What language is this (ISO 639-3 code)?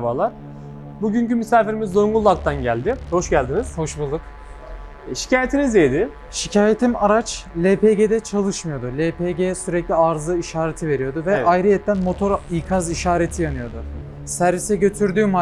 tur